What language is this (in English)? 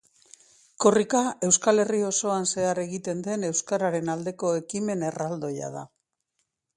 Basque